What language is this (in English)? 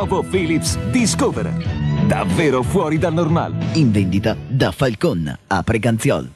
Italian